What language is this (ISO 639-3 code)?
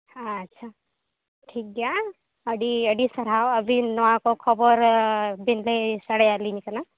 sat